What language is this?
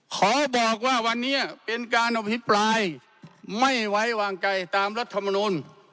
Thai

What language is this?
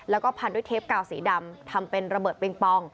Thai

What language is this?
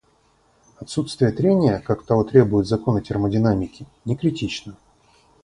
Russian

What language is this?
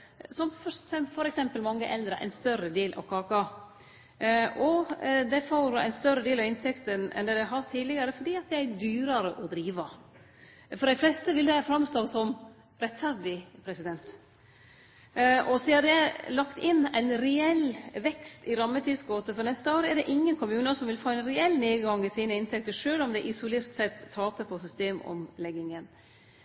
Norwegian Nynorsk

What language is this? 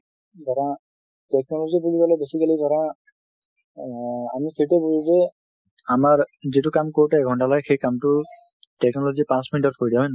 Assamese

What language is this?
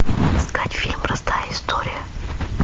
Russian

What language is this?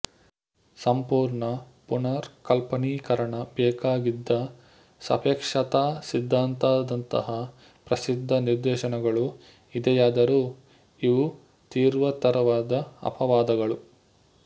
Kannada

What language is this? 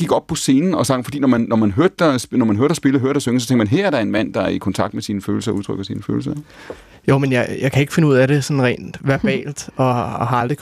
Danish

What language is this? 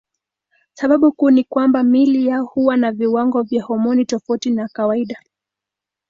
Swahili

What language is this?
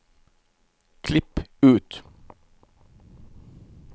Norwegian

